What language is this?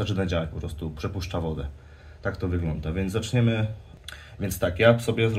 Polish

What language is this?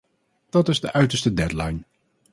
Dutch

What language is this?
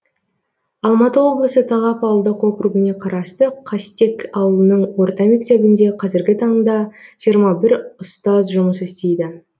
Kazakh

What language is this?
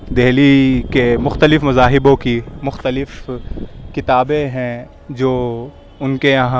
Urdu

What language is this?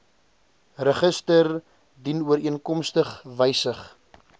Afrikaans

